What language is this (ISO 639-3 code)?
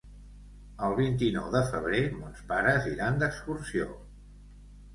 cat